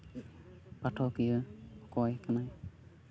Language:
Santali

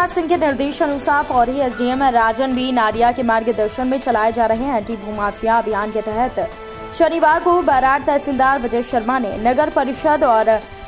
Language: Hindi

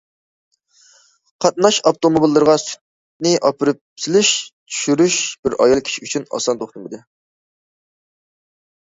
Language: Uyghur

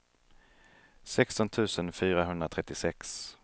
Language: Swedish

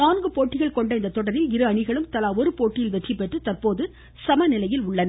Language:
Tamil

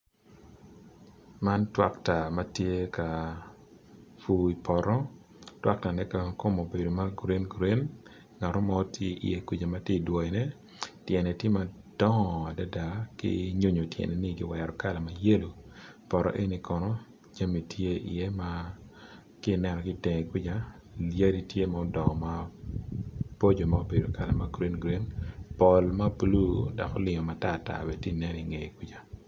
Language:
Acoli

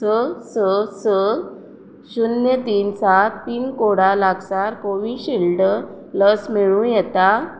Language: Konkani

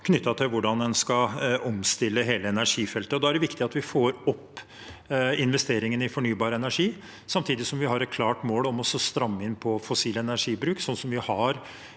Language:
Norwegian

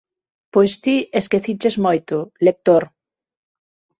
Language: Galician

